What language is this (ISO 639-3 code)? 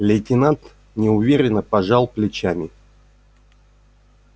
rus